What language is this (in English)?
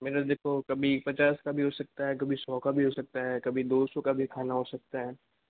Hindi